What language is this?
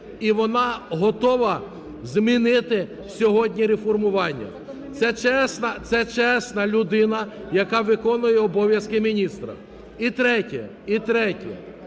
Ukrainian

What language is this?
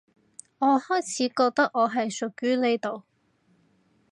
Cantonese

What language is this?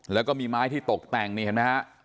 Thai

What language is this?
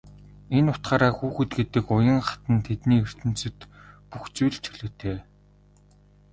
Mongolian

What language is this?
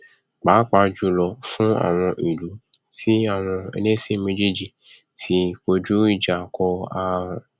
Yoruba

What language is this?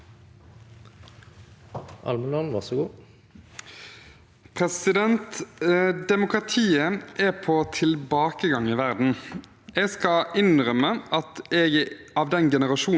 Norwegian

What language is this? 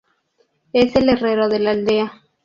Spanish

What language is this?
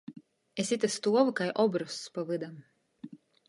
Latgalian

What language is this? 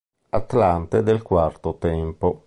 Italian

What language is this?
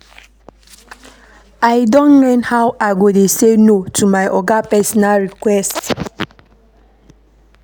Nigerian Pidgin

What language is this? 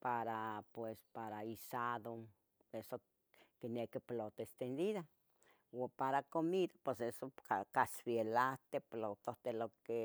Tetelcingo Nahuatl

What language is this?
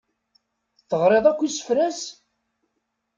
Kabyle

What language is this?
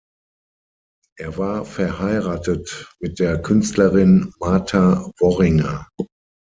German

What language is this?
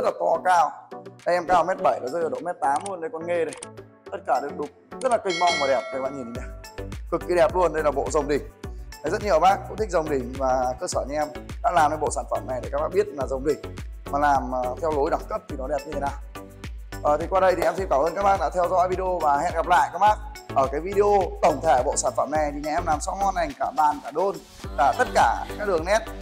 Vietnamese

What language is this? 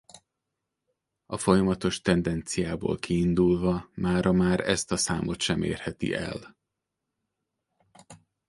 Hungarian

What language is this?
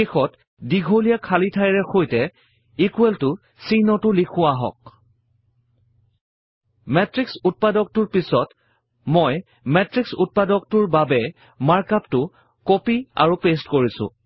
Assamese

